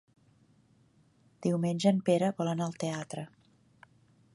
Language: Catalan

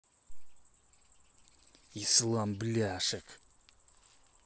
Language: Russian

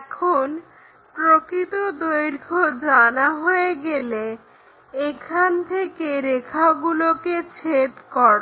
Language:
Bangla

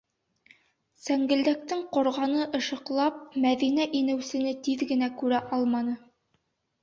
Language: Bashkir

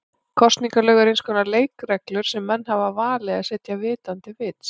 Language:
Icelandic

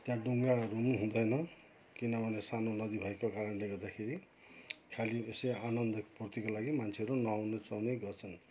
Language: Nepali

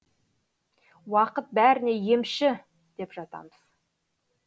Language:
Kazakh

